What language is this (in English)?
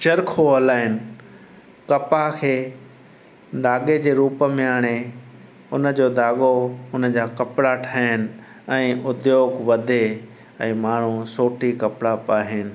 Sindhi